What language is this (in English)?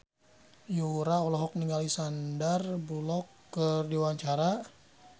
Sundanese